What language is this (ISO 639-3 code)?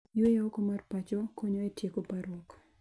luo